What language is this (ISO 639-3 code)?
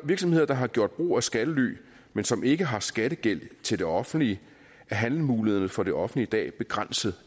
dan